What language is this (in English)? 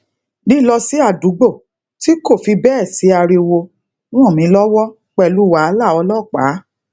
Yoruba